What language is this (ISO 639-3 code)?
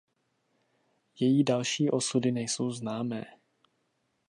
ces